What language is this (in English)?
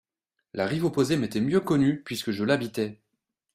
French